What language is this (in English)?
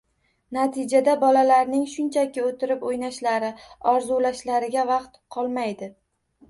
Uzbek